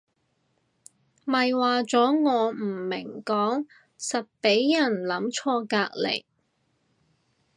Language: Cantonese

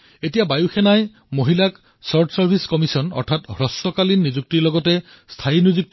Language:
Assamese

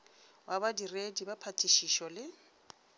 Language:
Northern Sotho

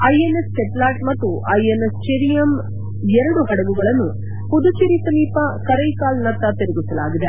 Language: Kannada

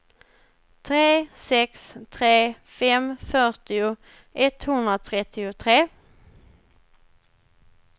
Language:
Swedish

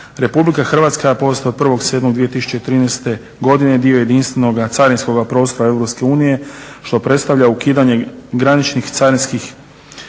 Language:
Croatian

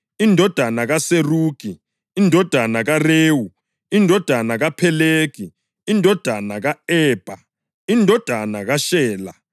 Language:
North Ndebele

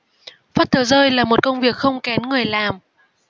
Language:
Vietnamese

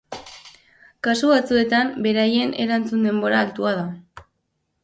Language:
Basque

